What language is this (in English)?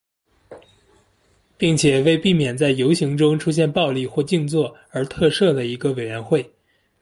Chinese